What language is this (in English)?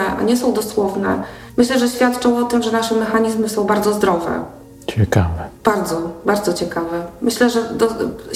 Polish